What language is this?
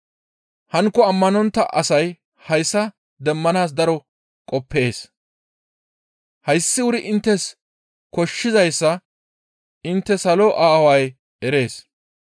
Gamo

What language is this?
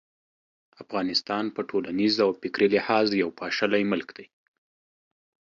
Pashto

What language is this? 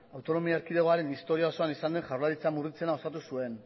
Basque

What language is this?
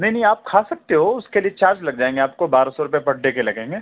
Urdu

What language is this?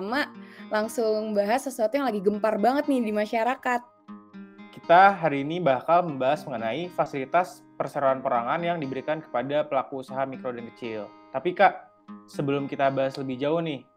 Indonesian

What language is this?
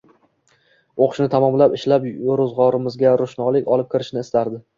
Uzbek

